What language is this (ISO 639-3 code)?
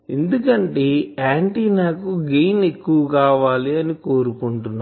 tel